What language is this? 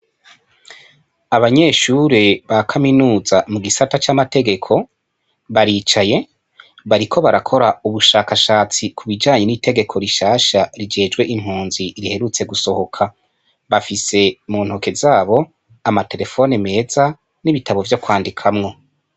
Rundi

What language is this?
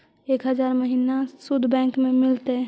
Magahi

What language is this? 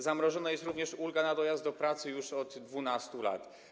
Polish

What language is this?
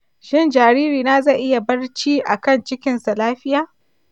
Hausa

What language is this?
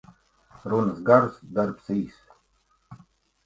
Latvian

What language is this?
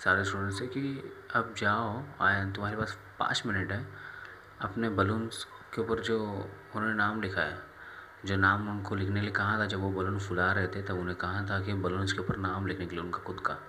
Hindi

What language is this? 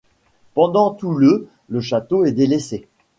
French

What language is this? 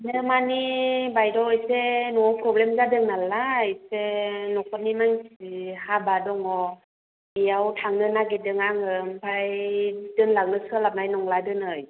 Bodo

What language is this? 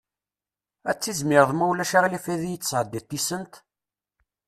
Kabyle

